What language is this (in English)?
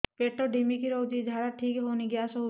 Odia